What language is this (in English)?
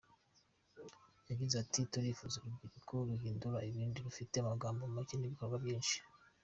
Kinyarwanda